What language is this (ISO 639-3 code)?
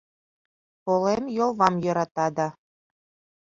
chm